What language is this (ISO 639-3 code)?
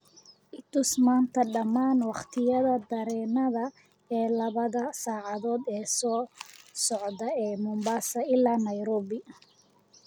som